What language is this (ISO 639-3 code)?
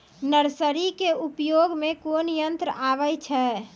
mai